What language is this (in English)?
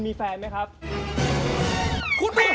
Thai